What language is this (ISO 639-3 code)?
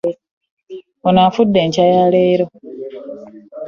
lug